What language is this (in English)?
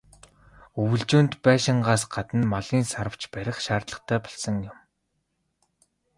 Mongolian